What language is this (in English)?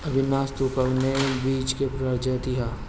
Bhojpuri